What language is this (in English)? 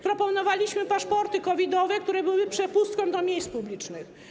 Polish